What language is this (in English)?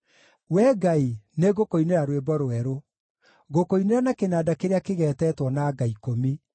Kikuyu